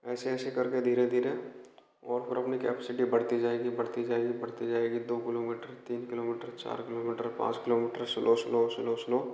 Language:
Hindi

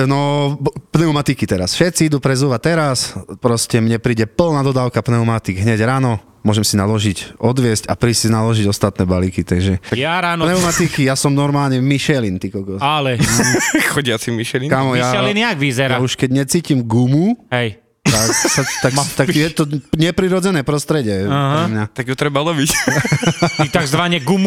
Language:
Slovak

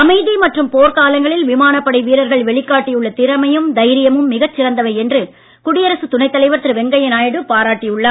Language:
Tamil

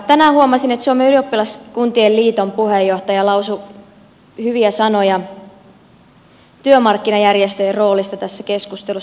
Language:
Finnish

